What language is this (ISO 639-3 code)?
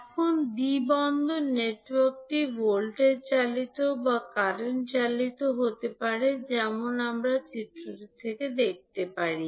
ben